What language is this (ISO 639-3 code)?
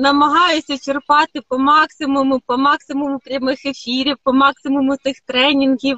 ukr